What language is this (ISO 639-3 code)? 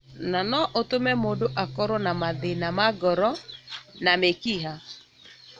kik